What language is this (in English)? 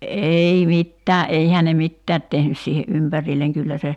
Finnish